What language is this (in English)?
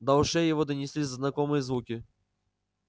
Russian